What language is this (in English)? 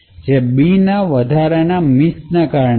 Gujarati